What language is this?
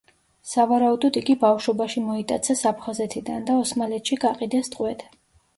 Georgian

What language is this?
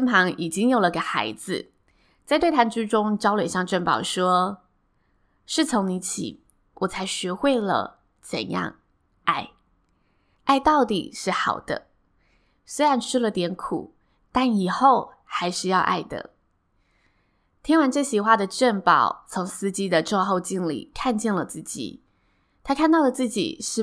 Chinese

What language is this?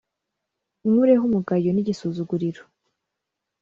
Kinyarwanda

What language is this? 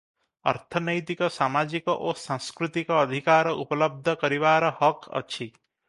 Odia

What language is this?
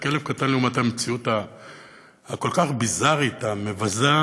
Hebrew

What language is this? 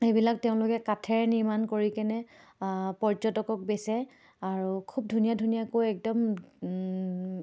Assamese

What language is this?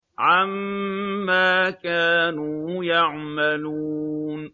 Arabic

